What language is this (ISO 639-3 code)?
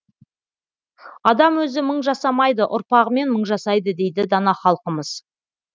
kaz